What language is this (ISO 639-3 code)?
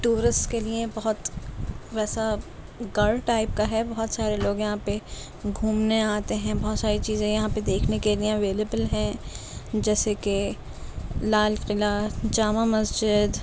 urd